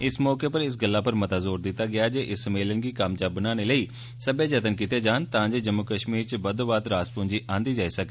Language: Dogri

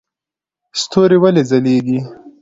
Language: Pashto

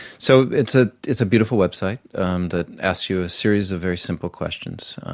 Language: English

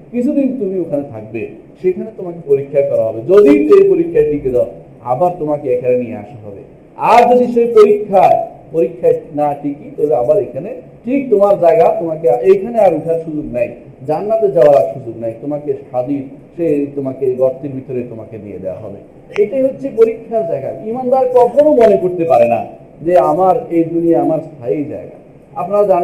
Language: Bangla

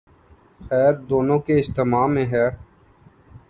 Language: Urdu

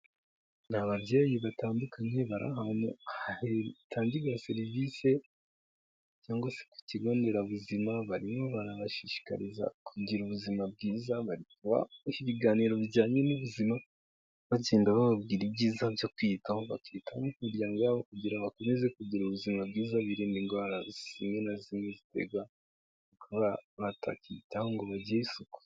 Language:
Kinyarwanda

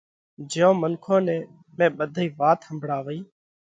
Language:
Parkari Koli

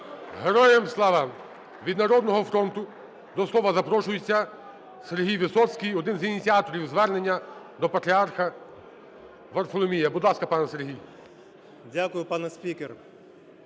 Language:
Ukrainian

